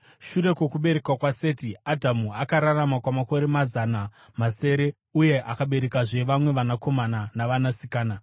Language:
Shona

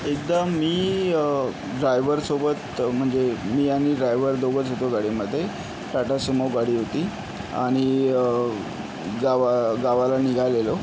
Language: Marathi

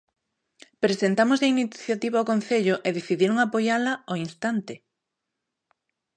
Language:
Galician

